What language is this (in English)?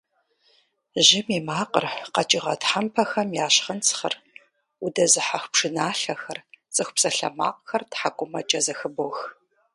Kabardian